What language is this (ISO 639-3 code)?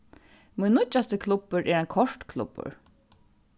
fao